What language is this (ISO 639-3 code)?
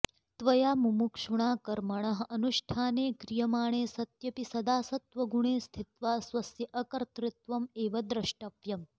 san